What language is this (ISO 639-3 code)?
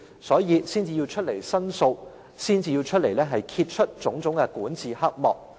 yue